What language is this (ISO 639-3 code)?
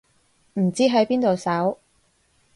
yue